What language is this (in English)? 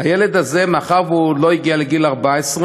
Hebrew